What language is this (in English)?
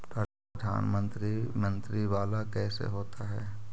Magahi